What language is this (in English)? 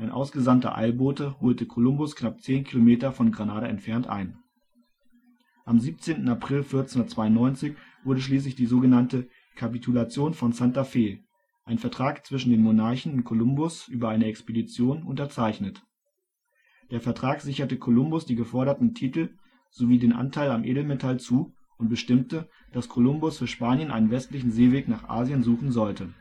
German